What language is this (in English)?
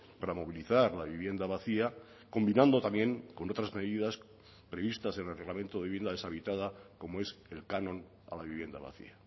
Spanish